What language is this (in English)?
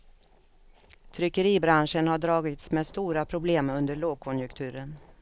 Swedish